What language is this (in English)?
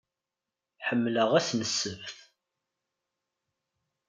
Kabyle